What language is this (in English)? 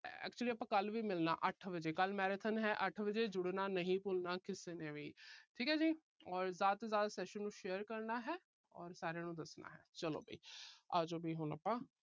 Punjabi